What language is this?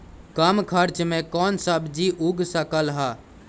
Magahi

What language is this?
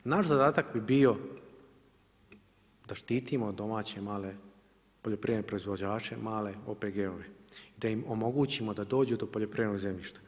Croatian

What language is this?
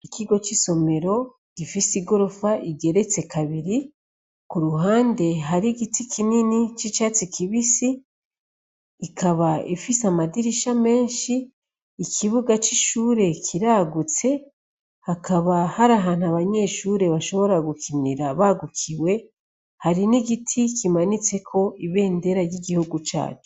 Rundi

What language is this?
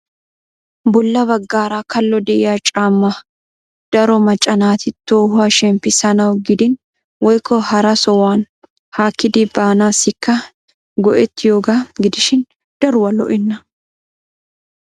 Wolaytta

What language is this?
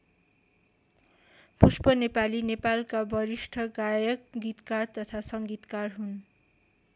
Nepali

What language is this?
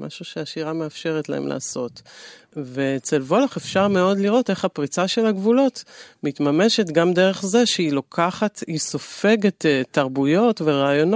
Hebrew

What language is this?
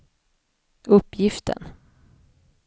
Swedish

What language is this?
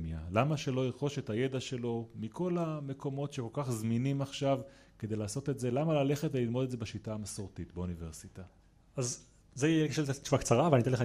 Hebrew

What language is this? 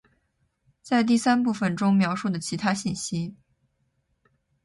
Chinese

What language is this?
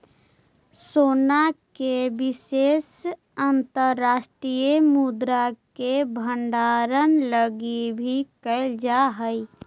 Magahi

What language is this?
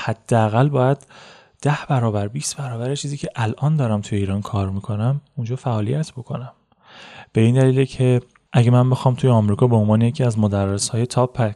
Persian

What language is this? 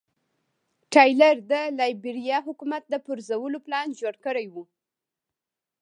Pashto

